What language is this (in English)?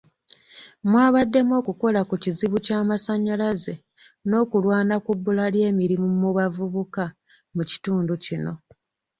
Ganda